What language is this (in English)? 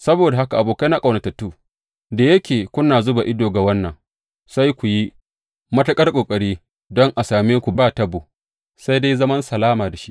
Hausa